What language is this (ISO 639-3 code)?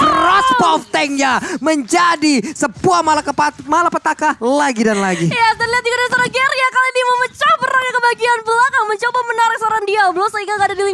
ind